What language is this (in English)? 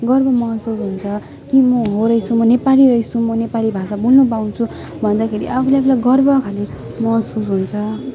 Nepali